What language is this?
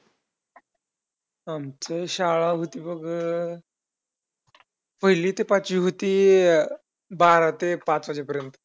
Marathi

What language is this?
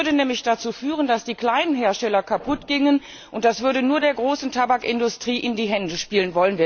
German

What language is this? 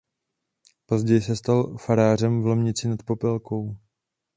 Czech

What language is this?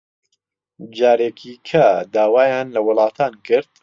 Central Kurdish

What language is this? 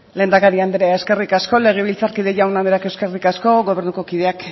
Basque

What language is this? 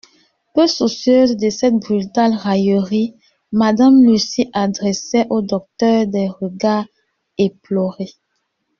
French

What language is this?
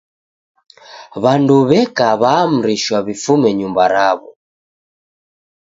Taita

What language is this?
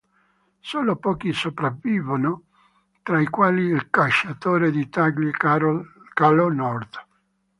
Italian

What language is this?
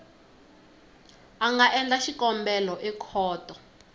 Tsonga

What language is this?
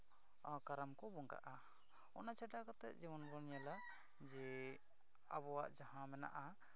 Santali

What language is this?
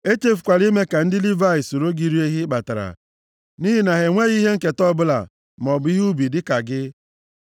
Igbo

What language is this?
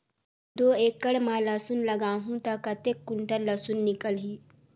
Chhattisgarhi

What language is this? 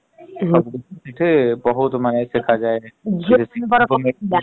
Odia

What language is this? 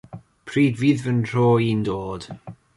Welsh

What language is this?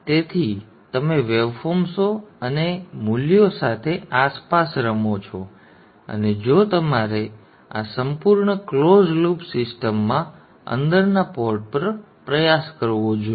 Gujarati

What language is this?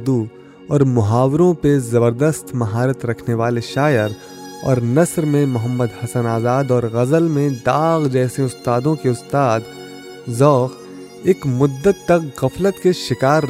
Urdu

